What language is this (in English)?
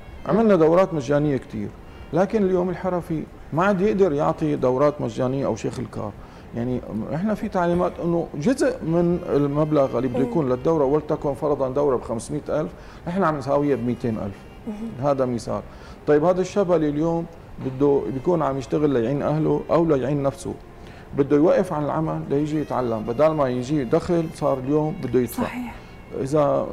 Arabic